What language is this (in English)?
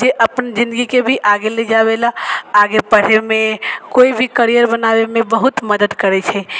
Maithili